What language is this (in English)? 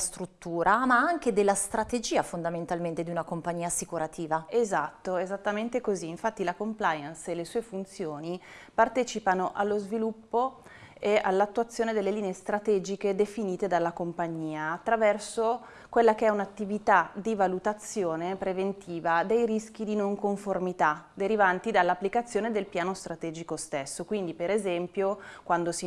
Italian